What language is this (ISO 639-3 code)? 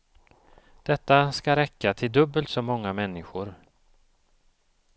swe